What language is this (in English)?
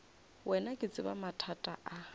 Northern Sotho